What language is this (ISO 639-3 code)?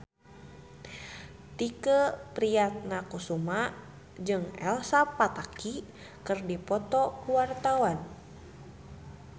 sun